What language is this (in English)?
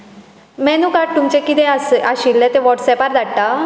Konkani